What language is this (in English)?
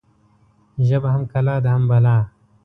Pashto